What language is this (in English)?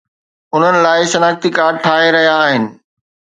Sindhi